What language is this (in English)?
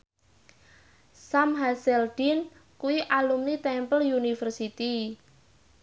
Javanese